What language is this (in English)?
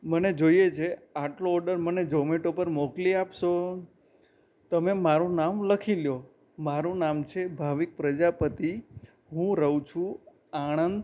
Gujarati